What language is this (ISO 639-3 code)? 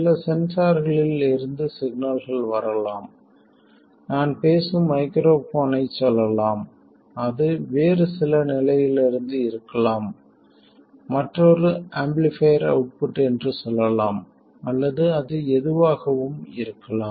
tam